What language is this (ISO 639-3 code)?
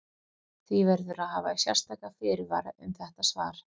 isl